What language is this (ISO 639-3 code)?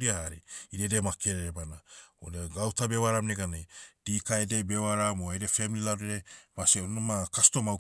meu